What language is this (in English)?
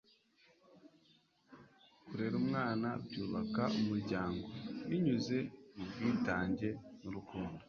Kinyarwanda